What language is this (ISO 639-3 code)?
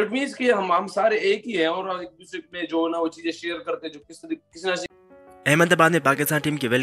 hin